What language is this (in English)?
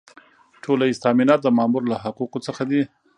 Pashto